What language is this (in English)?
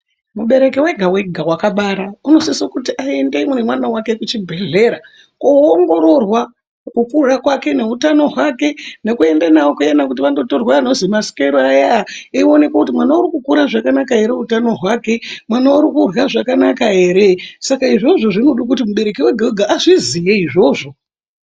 Ndau